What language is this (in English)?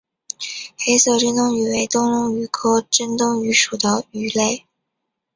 Chinese